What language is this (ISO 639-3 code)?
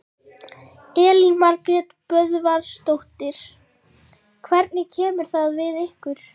isl